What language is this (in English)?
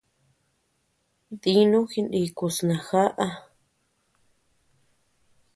Tepeuxila Cuicatec